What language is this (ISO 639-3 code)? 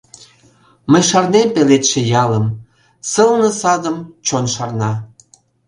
chm